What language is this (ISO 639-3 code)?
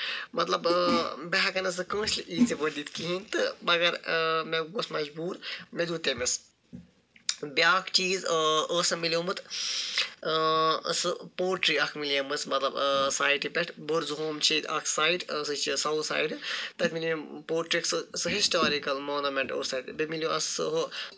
kas